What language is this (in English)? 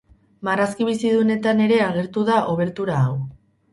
Basque